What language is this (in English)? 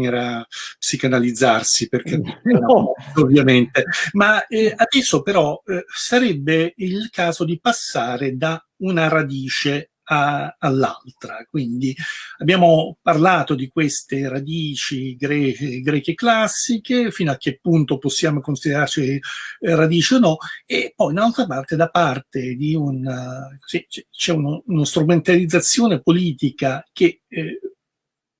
Italian